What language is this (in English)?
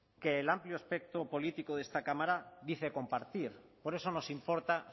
Spanish